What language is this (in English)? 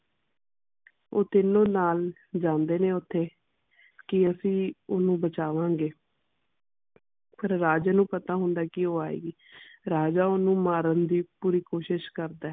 Punjabi